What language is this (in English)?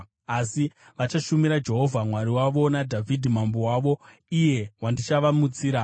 Shona